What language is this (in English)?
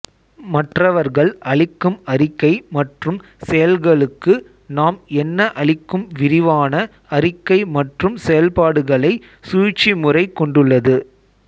Tamil